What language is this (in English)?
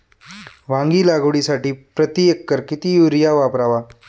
Marathi